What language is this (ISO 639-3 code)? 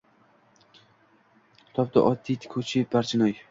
uzb